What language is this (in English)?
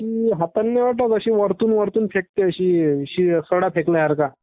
Marathi